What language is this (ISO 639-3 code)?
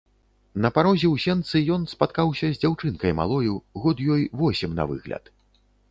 bel